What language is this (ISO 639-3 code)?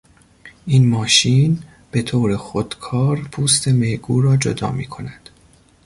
fas